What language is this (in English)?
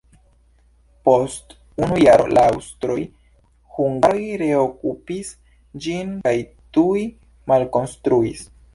Esperanto